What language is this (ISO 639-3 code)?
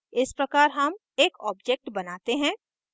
hin